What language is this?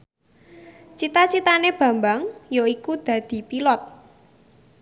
Javanese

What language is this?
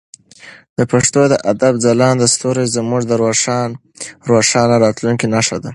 Pashto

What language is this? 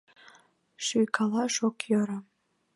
Mari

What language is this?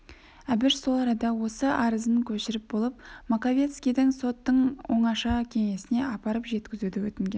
Kazakh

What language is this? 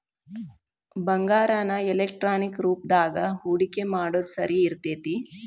Kannada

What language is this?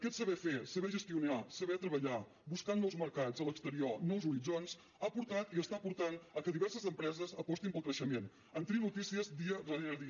Catalan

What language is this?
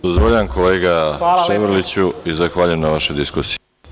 Serbian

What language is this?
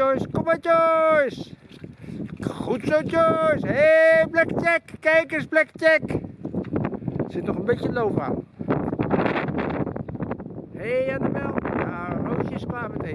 Dutch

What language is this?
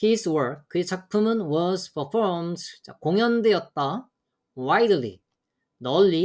Korean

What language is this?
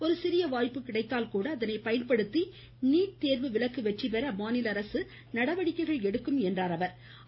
Tamil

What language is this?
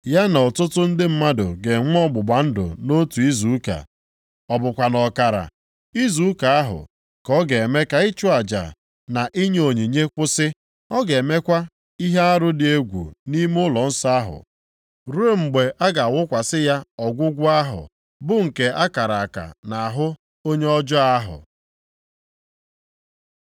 Igbo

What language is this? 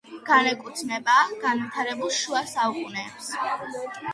Georgian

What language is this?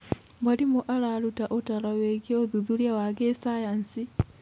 Kikuyu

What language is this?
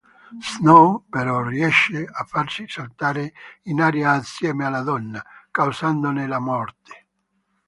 Italian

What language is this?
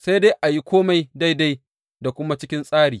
Hausa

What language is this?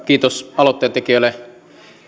Finnish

